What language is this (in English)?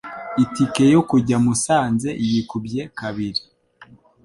Kinyarwanda